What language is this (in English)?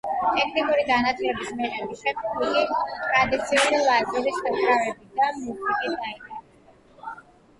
Georgian